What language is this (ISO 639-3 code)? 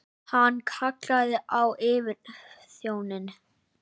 isl